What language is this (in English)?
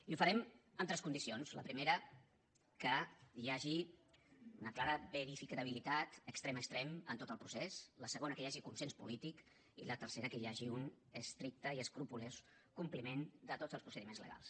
Catalan